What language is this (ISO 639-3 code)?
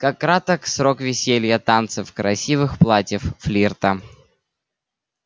rus